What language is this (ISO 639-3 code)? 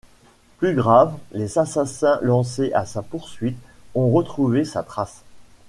fra